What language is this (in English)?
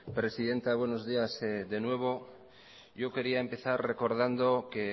Spanish